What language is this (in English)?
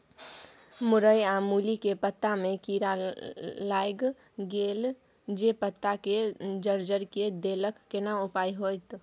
Maithili